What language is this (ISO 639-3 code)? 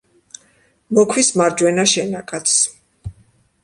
kat